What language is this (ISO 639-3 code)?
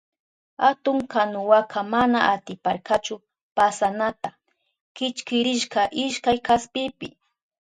qup